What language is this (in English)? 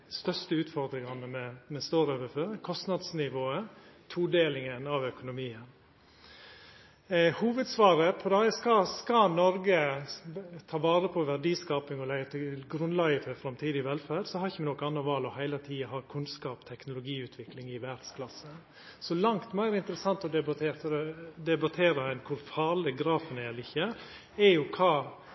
Norwegian Nynorsk